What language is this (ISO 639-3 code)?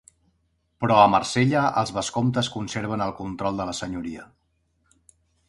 cat